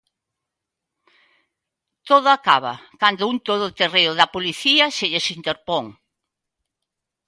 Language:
Galician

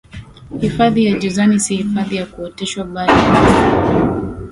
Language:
Swahili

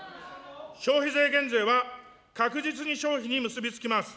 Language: Japanese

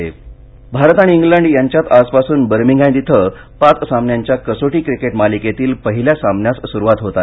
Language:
Marathi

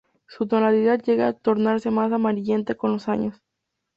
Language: Spanish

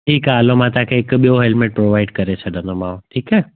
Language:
Sindhi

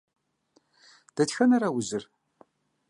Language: Kabardian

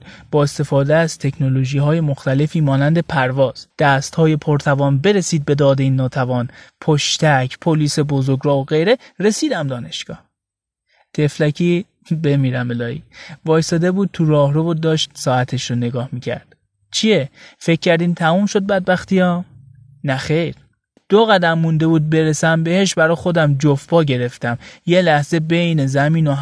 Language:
Persian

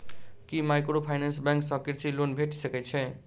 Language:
Maithili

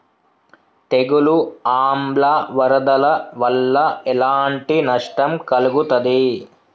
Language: Telugu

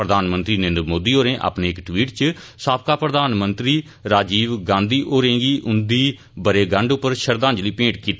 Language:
Dogri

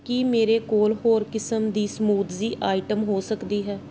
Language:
Punjabi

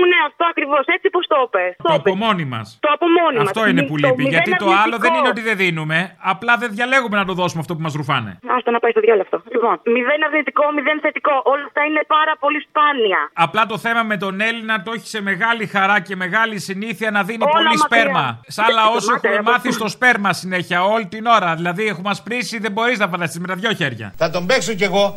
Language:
Greek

